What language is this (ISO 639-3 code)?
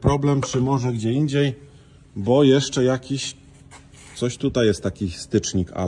pol